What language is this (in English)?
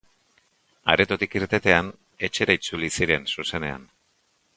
Basque